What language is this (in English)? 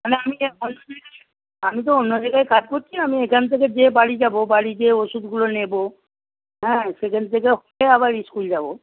Bangla